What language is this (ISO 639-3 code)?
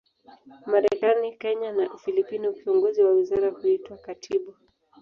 swa